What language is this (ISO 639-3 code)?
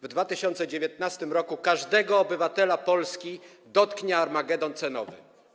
pol